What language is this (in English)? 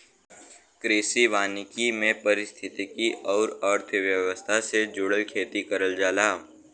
Bhojpuri